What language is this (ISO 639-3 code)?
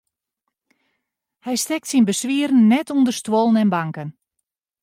fry